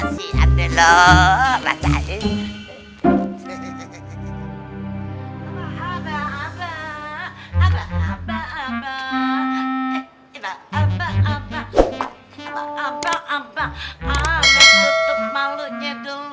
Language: Indonesian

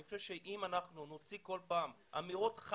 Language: Hebrew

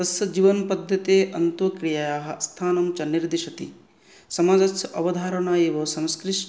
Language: Sanskrit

